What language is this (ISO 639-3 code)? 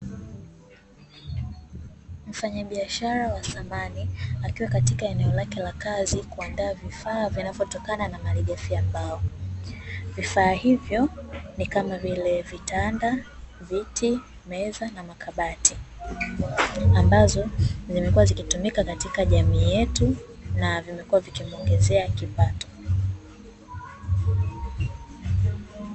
swa